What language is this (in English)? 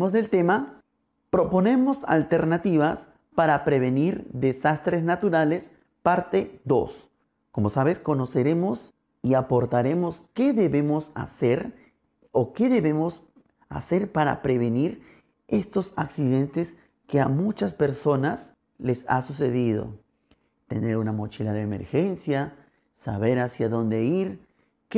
Spanish